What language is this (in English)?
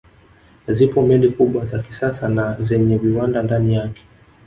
Swahili